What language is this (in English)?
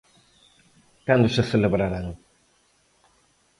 Galician